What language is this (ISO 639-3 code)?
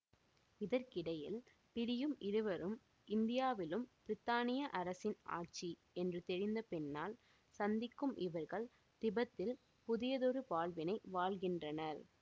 tam